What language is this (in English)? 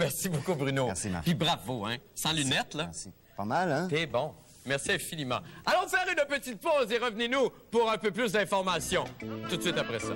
French